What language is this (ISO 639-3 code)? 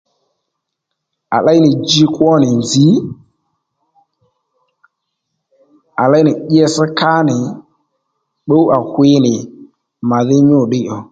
led